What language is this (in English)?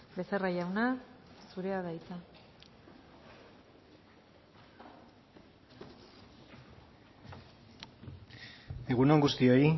Basque